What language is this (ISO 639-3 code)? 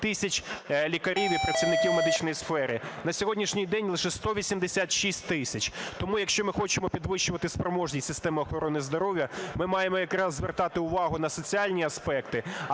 ukr